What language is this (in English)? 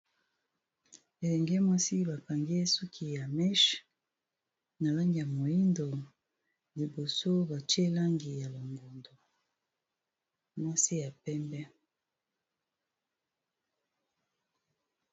Lingala